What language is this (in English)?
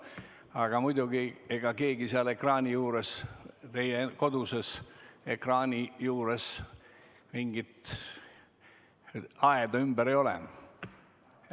Estonian